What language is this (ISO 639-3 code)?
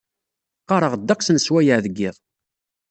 kab